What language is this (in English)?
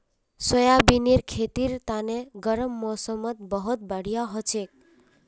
Magahi